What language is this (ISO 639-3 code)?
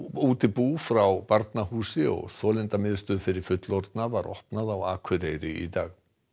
isl